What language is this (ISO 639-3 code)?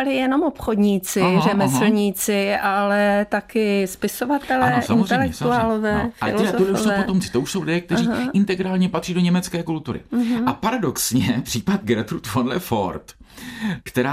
ces